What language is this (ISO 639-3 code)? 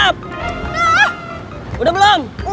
ind